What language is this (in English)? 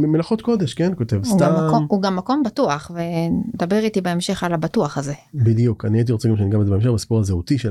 Hebrew